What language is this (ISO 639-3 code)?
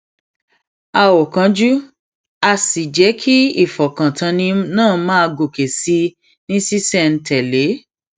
yor